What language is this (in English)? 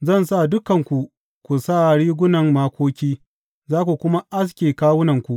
Hausa